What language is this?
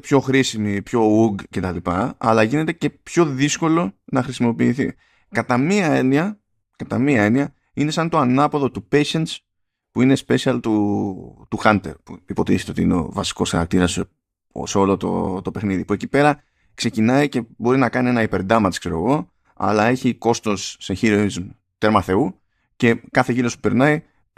Greek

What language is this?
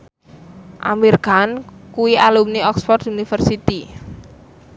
Javanese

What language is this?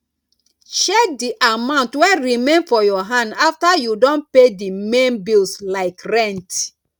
Nigerian Pidgin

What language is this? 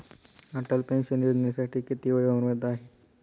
Marathi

